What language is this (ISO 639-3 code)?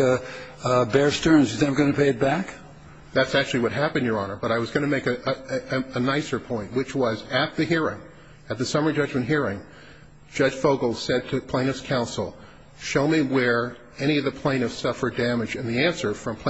eng